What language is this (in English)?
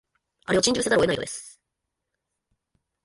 Japanese